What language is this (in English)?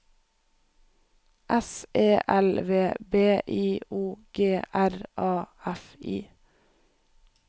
Norwegian